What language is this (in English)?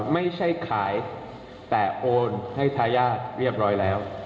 Thai